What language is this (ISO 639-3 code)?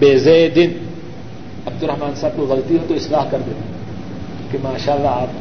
urd